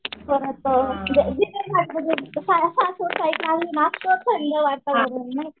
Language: Marathi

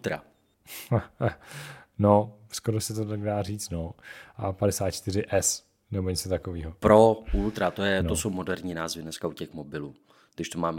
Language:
Czech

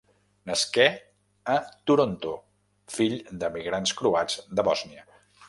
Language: Catalan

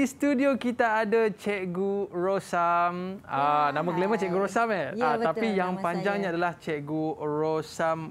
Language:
Malay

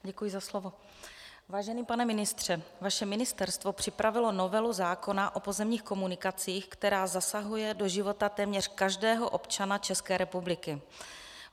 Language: Czech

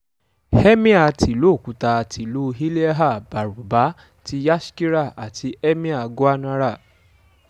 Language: Yoruba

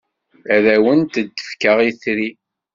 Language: Kabyle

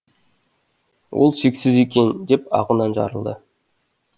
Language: Kazakh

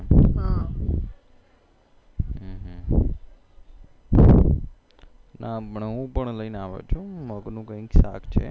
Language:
Gujarati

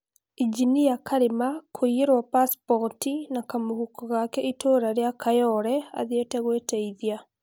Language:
Kikuyu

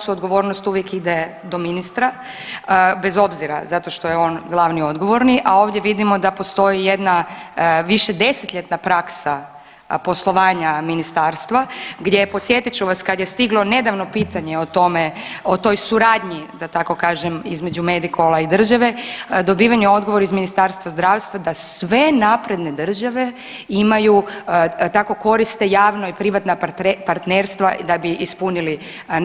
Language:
Croatian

